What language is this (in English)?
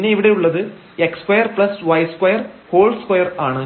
Malayalam